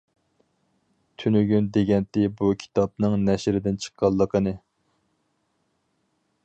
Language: Uyghur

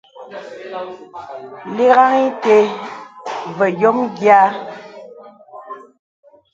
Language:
Bebele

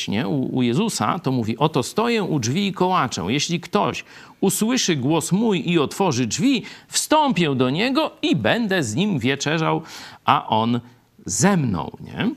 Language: Polish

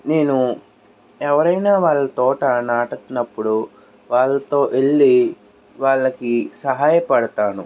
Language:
Telugu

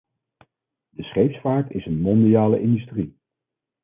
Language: Dutch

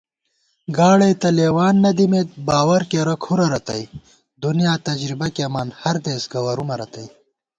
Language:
Gawar-Bati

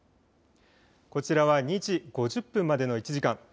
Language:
Japanese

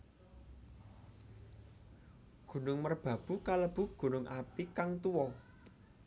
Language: Javanese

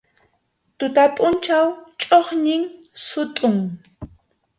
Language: Arequipa-La Unión Quechua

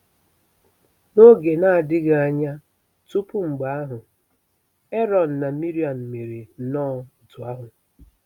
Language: Igbo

